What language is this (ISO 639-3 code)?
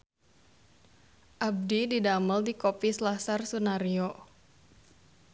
sun